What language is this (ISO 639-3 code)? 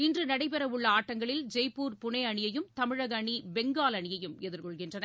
tam